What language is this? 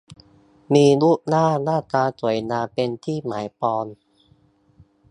Thai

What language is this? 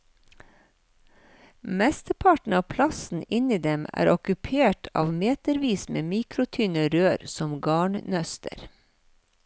Norwegian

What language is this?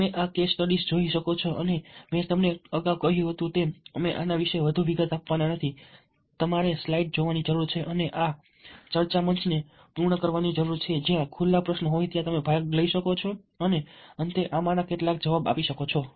Gujarati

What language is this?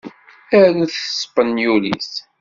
Kabyle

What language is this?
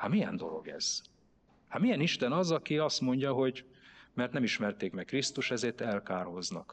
Hungarian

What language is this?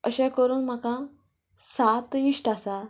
Konkani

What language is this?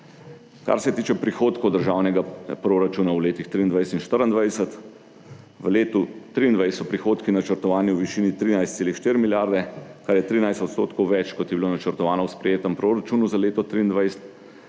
Slovenian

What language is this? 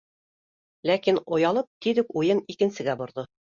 Bashkir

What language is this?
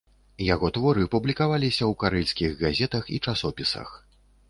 Belarusian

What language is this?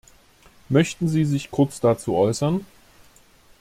German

